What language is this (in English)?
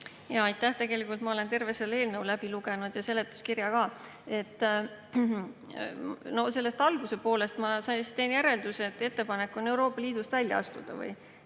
Estonian